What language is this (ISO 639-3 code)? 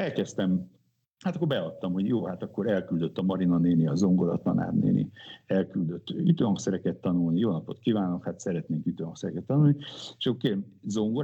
hun